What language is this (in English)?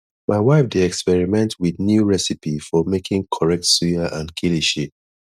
Nigerian Pidgin